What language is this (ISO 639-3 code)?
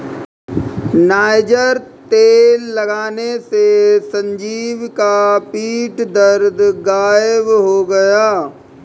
hin